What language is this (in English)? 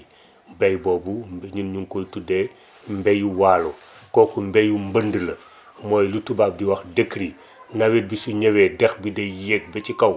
Wolof